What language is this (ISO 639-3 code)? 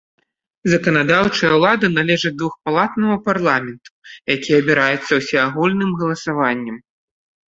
bel